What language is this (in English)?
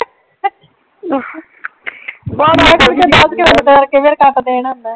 Punjabi